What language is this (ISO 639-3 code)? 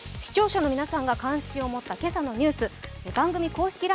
jpn